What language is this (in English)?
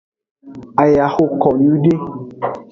Aja (Benin)